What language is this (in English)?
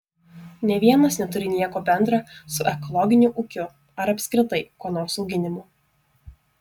Lithuanian